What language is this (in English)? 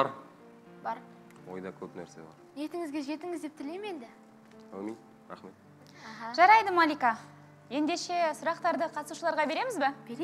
Turkish